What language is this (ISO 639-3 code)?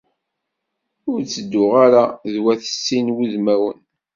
kab